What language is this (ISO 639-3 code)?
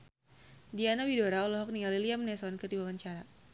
sun